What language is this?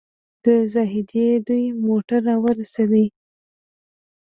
Pashto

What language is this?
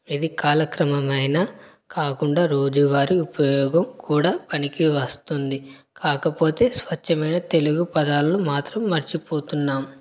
Telugu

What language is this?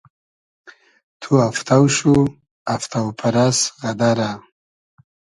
Hazaragi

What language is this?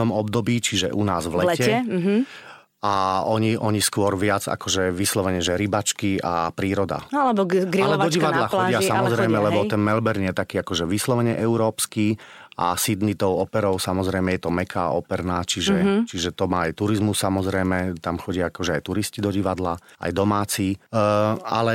Slovak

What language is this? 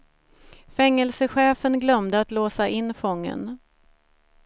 Swedish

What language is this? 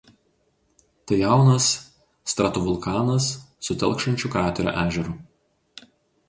Lithuanian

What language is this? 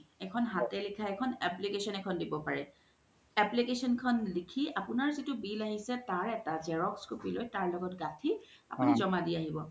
Assamese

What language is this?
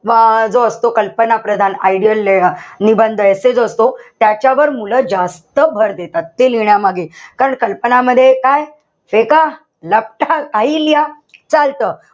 Marathi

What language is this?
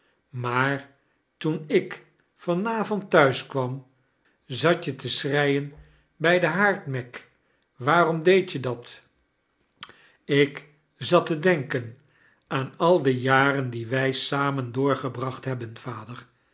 Dutch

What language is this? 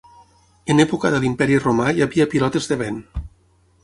Catalan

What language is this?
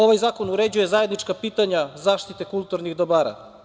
Serbian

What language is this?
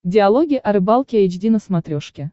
Russian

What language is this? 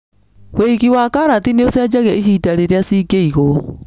Kikuyu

